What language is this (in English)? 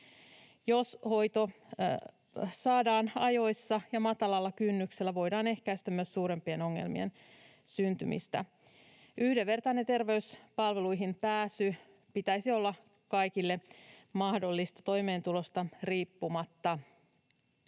Finnish